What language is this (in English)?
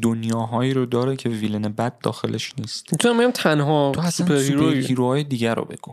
Persian